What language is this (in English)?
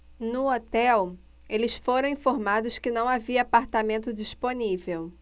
Portuguese